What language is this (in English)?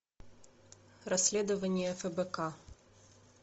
Russian